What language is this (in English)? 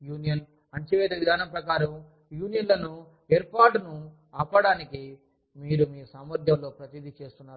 Telugu